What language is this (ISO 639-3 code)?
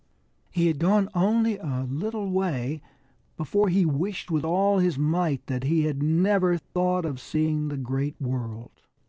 eng